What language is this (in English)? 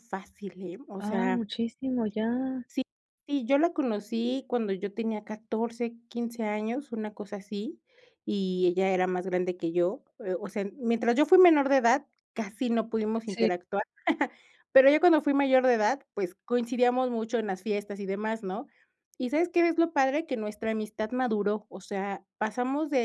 Spanish